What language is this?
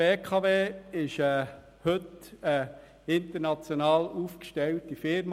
Swiss German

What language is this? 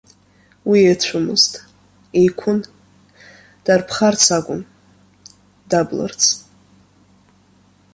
Abkhazian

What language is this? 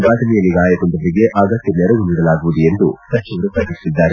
Kannada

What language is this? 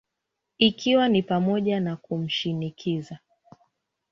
Swahili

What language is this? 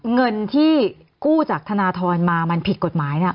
Thai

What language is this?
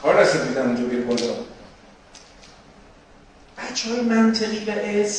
Persian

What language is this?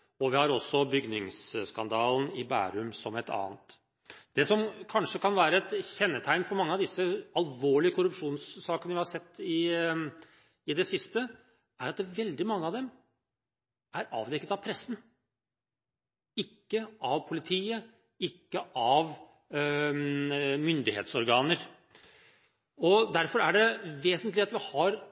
Norwegian Bokmål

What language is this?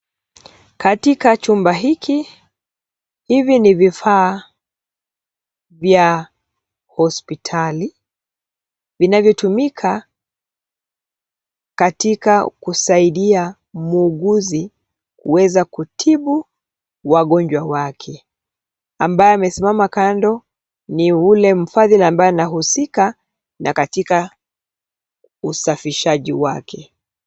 Swahili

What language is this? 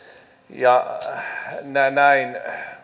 Finnish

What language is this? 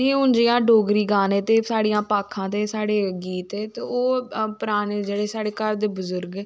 Dogri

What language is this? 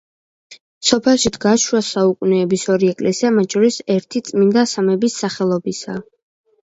Georgian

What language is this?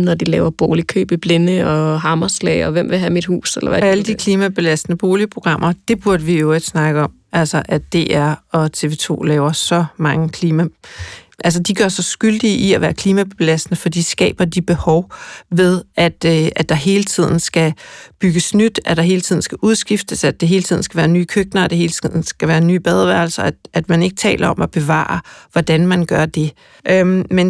Danish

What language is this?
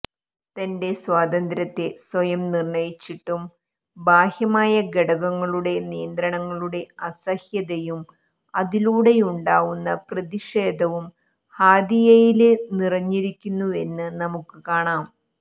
Malayalam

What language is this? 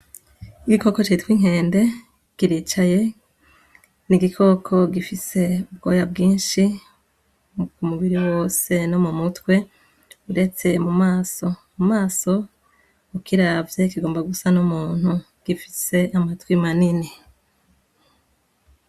Rundi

